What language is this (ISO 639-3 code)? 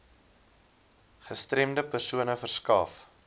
afr